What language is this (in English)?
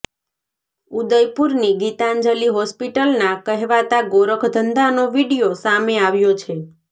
Gujarati